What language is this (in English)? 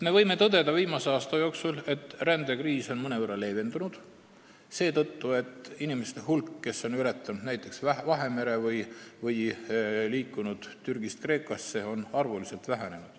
Estonian